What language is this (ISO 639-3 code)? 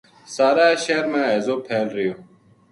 gju